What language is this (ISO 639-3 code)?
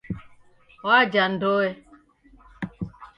dav